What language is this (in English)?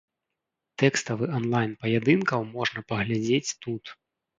Belarusian